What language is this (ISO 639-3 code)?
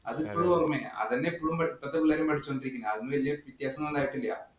mal